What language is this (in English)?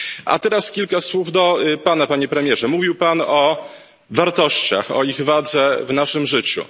Polish